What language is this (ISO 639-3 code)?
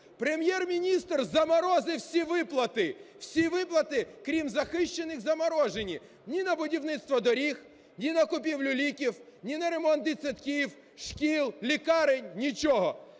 ukr